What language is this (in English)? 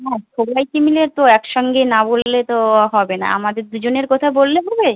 Bangla